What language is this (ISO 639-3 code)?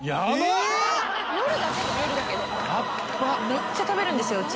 jpn